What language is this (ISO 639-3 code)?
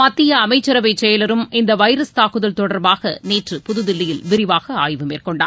tam